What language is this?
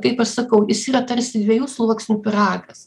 Lithuanian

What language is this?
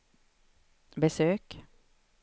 Swedish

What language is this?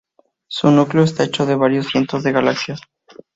Spanish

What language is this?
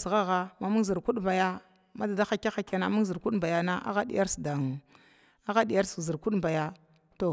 Glavda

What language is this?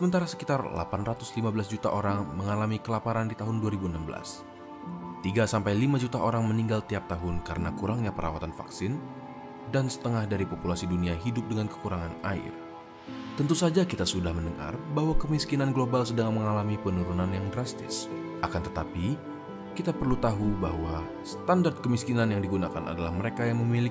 Indonesian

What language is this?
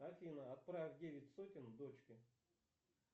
Russian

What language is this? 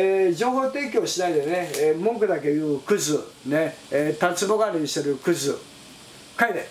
Japanese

